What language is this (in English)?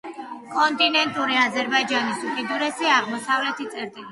Georgian